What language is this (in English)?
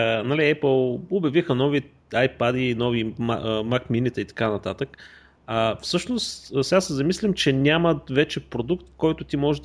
Bulgarian